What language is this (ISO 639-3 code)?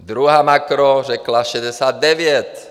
ces